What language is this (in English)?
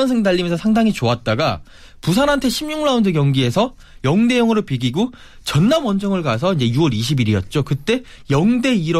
Korean